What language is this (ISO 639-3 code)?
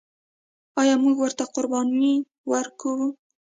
pus